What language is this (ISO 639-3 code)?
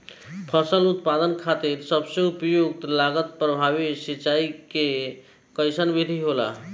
bho